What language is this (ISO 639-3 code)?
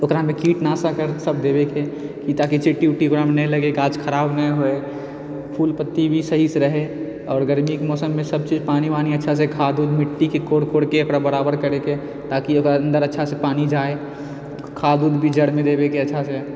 mai